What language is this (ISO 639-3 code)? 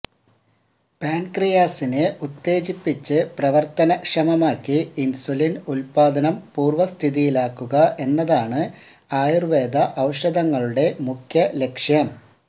mal